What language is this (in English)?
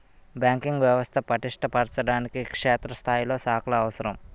Telugu